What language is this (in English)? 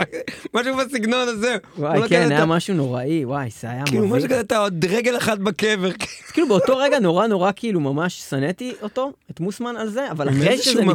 Hebrew